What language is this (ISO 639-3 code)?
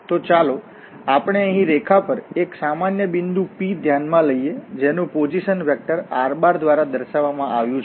guj